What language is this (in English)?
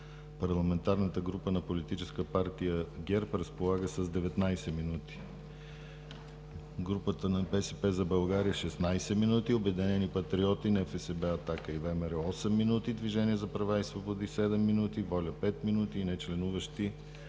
Bulgarian